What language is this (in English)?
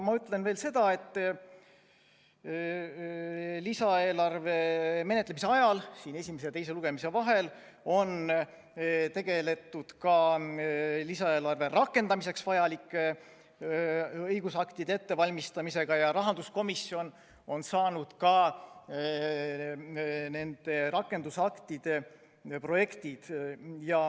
Estonian